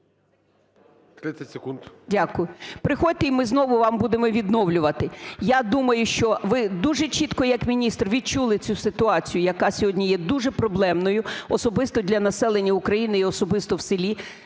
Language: Ukrainian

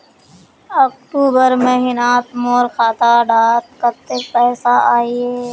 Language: Magahi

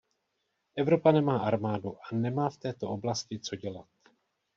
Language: Czech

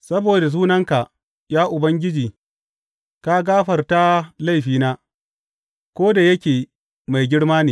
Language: Hausa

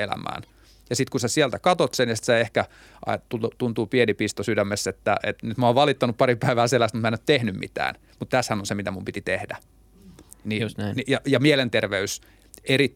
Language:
Finnish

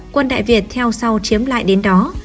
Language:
Vietnamese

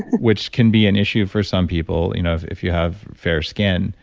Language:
English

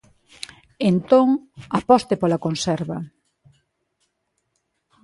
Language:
Galician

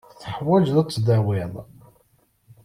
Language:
Kabyle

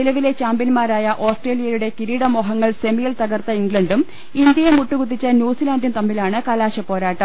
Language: Malayalam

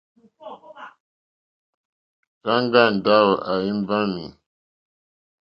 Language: Mokpwe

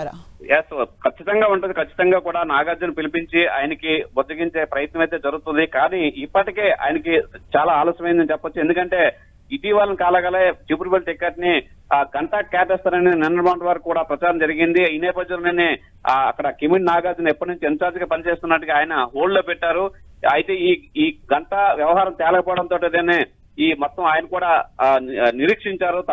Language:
Telugu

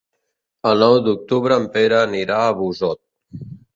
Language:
Catalan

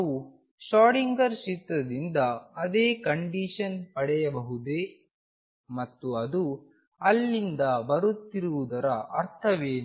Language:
Kannada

